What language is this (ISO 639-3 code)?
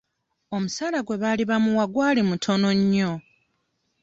lug